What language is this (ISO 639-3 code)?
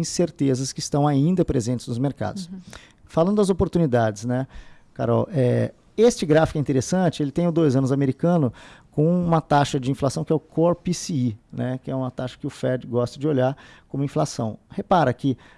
por